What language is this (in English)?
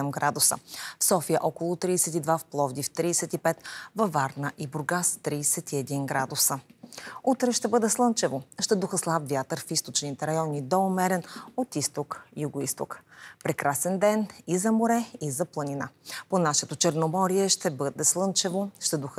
Bulgarian